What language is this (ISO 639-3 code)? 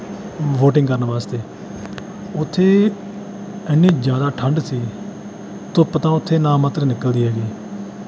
pan